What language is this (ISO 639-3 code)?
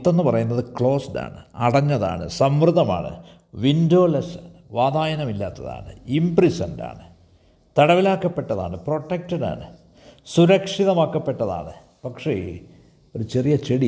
mal